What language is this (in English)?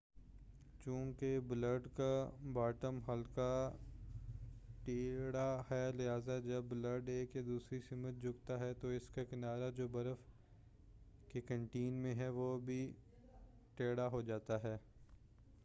Urdu